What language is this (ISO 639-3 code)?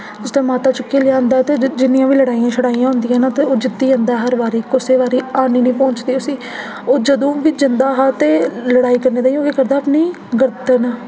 doi